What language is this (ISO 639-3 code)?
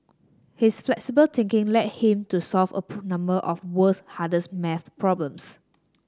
eng